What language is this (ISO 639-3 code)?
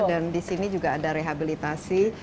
ind